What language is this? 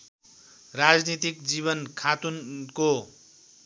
Nepali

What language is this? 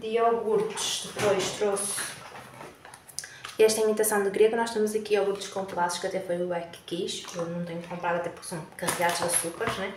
Portuguese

